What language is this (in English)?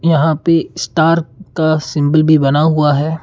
Hindi